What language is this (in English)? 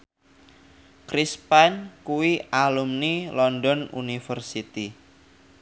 Javanese